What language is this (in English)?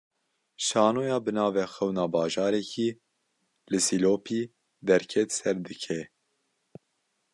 Kurdish